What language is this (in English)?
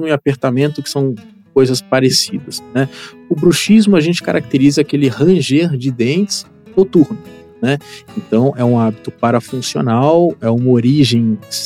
Portuguese